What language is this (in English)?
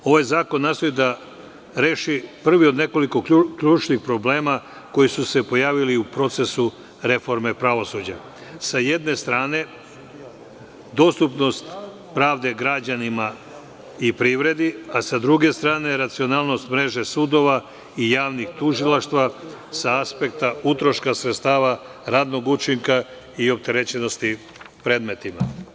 Serbian